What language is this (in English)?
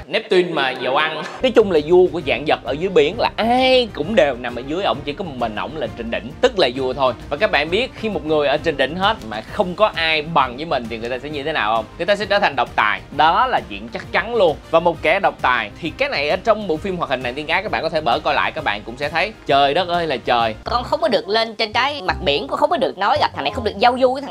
Vietnamese